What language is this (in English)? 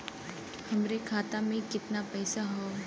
Bhojpuri